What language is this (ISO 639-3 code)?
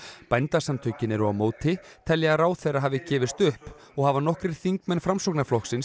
isl